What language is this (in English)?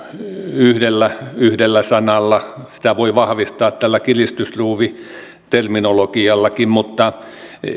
Finnish